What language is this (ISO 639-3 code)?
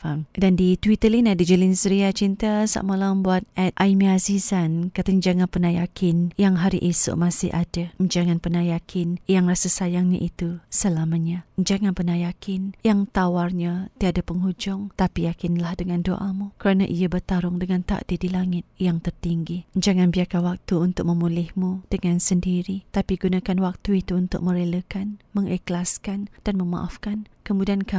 msa